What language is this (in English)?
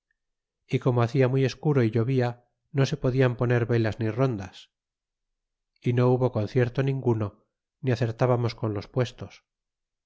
Spanish